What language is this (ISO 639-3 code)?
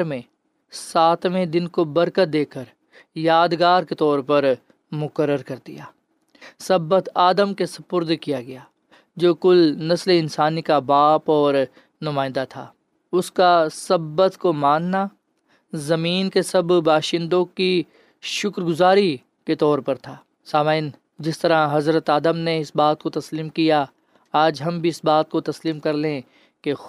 urd